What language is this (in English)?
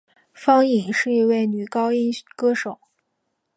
Chinese